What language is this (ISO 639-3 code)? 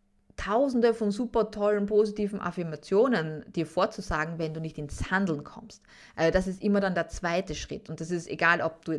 deu